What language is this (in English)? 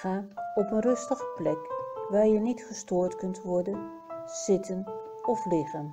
Dutch